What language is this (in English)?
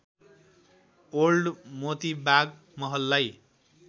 Nepali